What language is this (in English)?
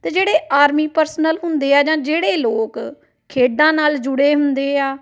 Punjabi